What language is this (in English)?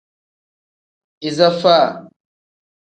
Tem